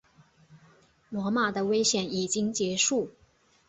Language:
Chinese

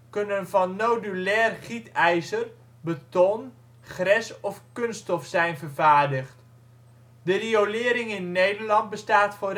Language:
Dutch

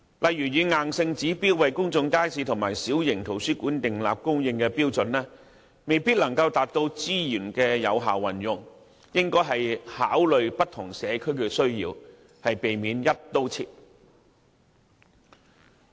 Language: Cantonese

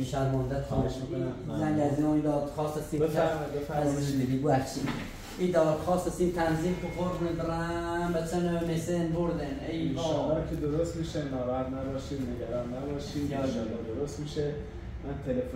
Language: Persian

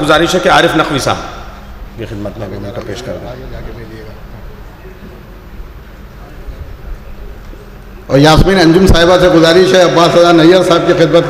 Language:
German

